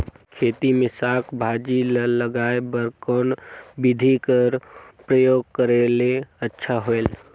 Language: Chhattisgarhi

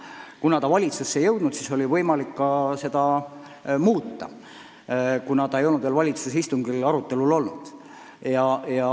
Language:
Estonian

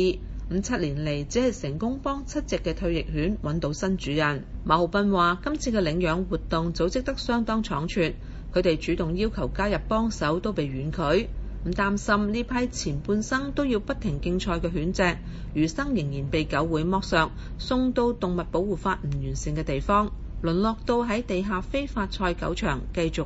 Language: Chinese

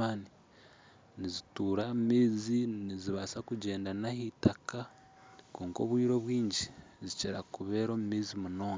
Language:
Nyankole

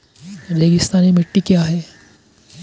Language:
Hindi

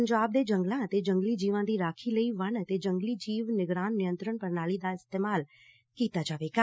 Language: Punjabi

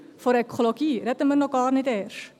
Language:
Swiss German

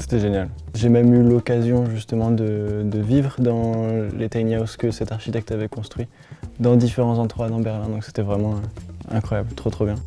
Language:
French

